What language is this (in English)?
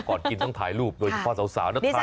Thai